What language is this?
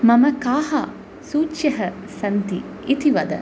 Sanskrit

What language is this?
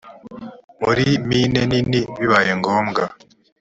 Kinyarwanda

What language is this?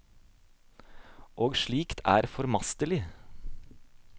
Norwegian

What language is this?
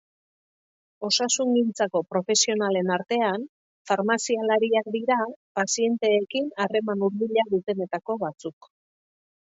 Basque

